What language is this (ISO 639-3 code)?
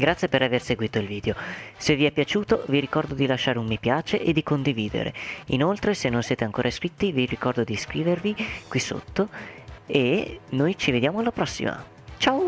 ita